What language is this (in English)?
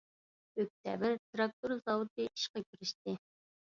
Uyghur